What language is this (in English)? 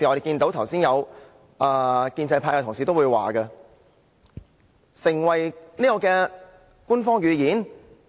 Cantonese